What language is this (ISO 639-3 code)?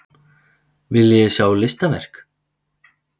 isl